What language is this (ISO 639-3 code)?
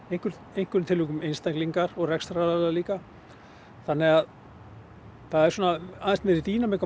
isl